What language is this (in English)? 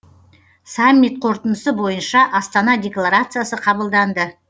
Kazakh